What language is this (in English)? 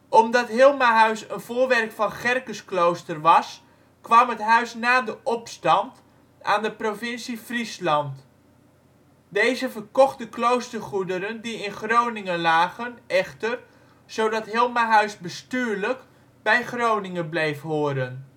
Dutch